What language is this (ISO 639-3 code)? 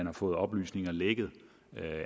dan